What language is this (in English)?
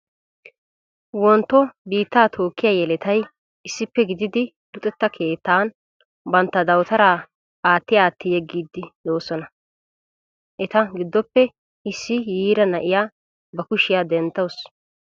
Wolaytta